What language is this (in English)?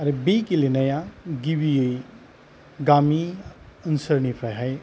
Bodo